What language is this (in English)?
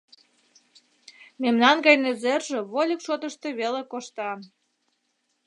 Mari